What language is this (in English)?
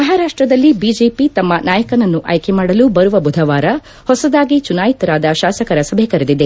Kannada